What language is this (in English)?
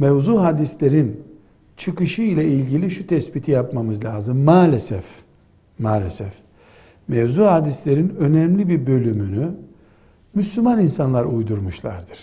Turkish